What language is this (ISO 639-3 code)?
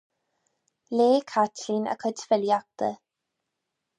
gle